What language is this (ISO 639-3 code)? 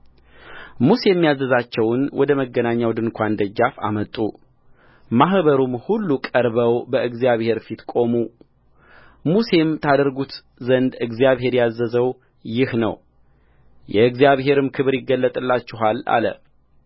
amh